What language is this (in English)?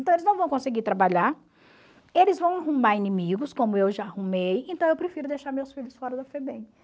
Portuguese